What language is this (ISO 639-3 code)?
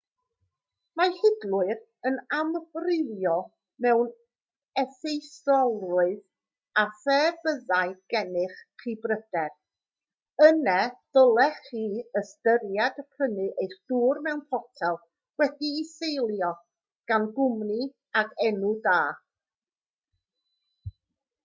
cym